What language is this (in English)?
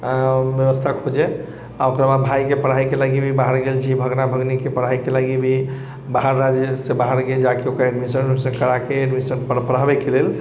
Maithili